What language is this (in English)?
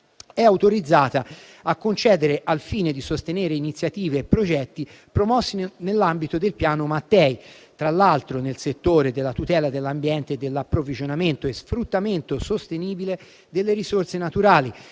Italian